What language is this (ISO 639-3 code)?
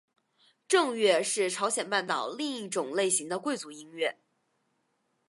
zho